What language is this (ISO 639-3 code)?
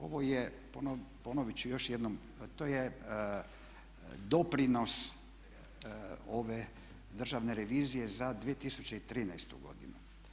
hrv